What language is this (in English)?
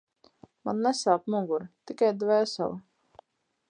Latvian